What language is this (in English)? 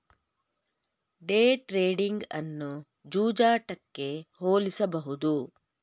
Kannada